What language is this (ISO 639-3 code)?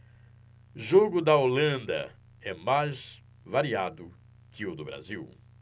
por